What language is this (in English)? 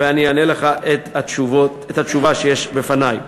Hebrew